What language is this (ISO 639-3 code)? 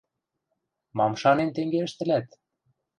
mrj